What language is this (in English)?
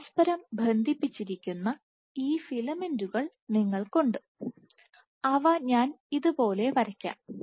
Malayalam